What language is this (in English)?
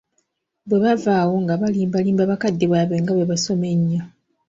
Ganda